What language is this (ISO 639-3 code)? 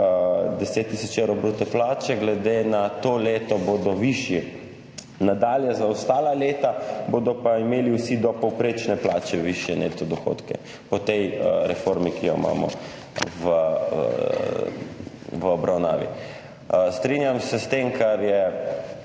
slv